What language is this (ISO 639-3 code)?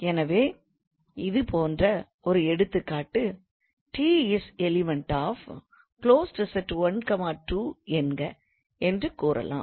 tam